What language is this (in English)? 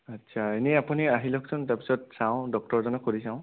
Assamese